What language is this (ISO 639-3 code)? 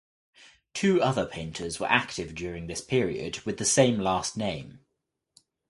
eng